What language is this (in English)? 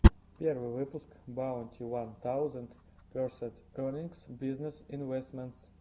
Russian